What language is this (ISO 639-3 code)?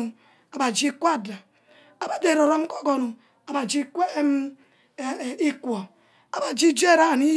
byc